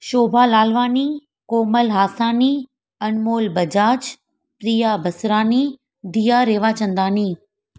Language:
Sindhi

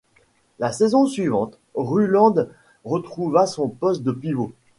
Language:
French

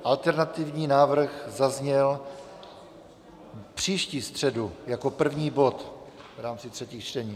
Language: Czech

